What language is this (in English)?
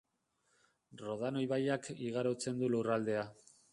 Basque